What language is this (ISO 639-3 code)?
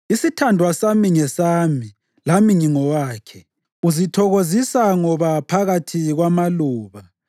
nde